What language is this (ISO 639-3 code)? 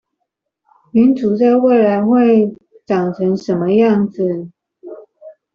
zho